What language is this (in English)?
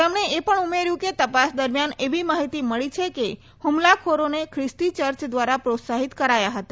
Gujarati